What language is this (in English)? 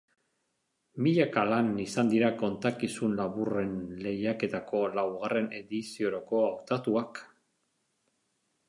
Basque